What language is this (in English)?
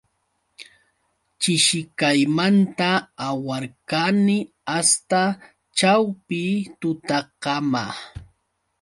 Yauyos Quechua